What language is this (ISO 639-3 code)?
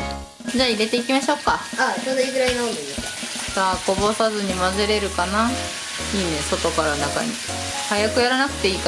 jpn